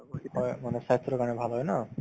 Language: Assamese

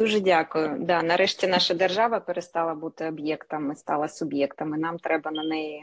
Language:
Ukrainian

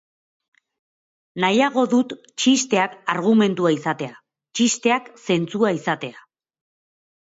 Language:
Basque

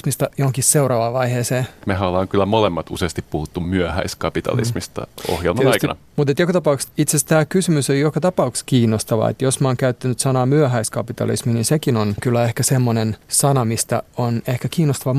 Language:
Finnish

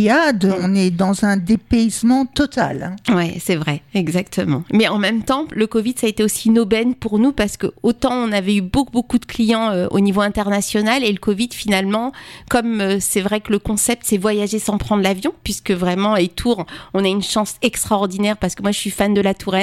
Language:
French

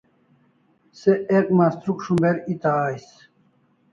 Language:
Kalasha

